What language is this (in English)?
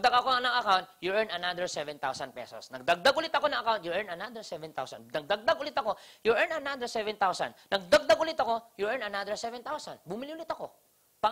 Filipino